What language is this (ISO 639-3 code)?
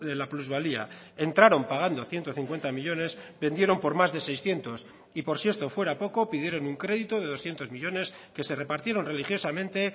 spa